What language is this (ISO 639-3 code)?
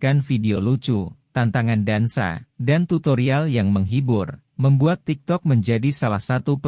ind